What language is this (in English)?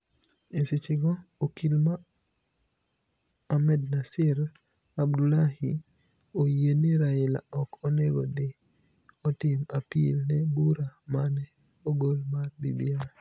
Luo (Kenya and Tanzania)